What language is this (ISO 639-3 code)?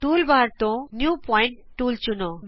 pan